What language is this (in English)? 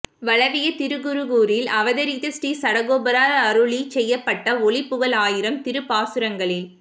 Tamil